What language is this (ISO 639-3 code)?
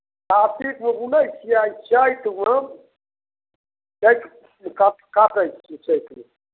mai